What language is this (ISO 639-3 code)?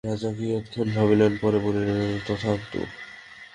ben